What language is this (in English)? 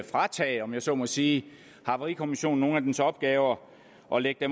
Danish